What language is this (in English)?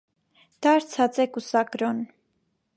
Armenian